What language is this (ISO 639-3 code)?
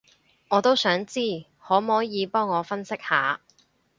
yue